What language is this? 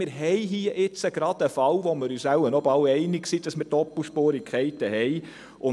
Swiss German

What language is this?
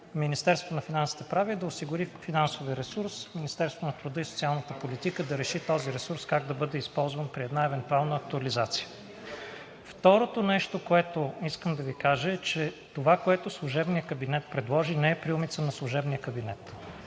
Bulgarian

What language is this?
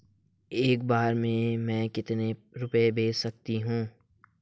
Hindi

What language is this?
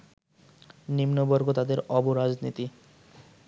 Bangla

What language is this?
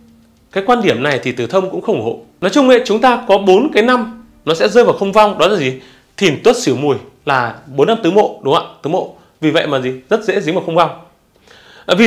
Vietnamese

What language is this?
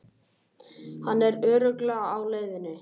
Icelandic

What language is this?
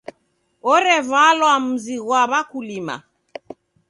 Taita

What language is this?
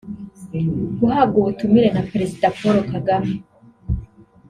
Kinyarwanda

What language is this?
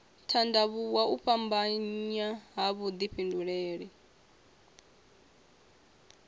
Venda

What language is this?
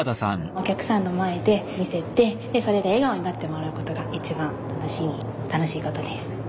Japanese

